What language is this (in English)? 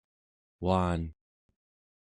Central Yupik